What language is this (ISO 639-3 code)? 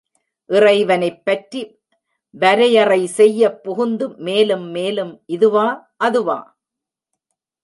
tam